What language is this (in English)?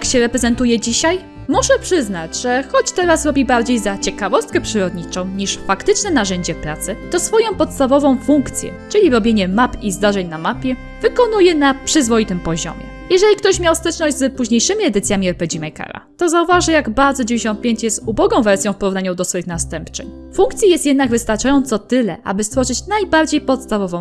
Polish